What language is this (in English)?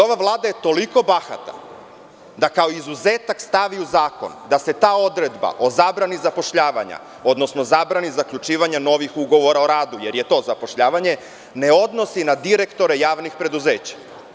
Serbian